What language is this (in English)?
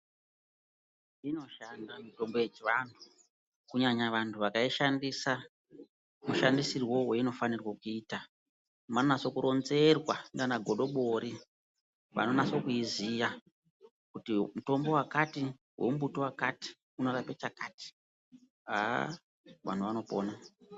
Ndau